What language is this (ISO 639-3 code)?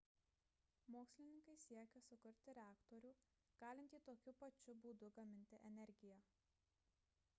lit